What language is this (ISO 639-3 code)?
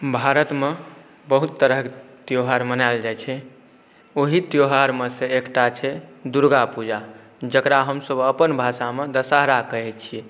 mai